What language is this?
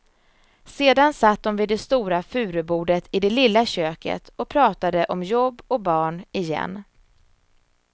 Swedish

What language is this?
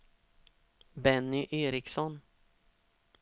Swedish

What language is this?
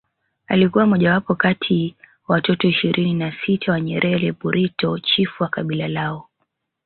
Swahili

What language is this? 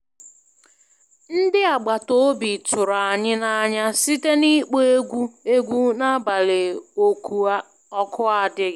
Igbo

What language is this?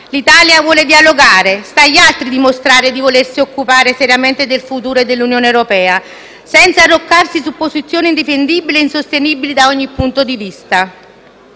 Italian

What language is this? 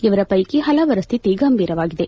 Kannada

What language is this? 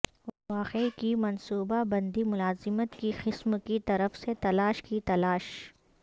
Urdu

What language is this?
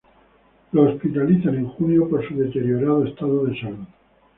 Spanish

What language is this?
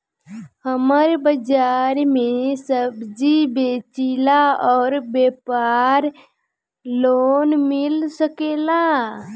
Bhojpuri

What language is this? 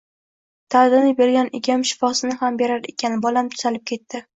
Uzbek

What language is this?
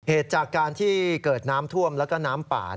Thai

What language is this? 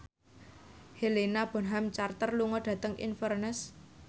Javanese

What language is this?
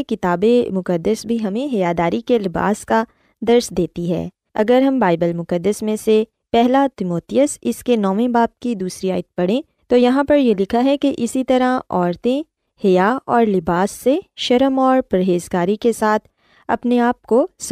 Urdu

